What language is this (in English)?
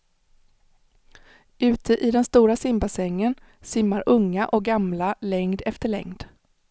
Swedish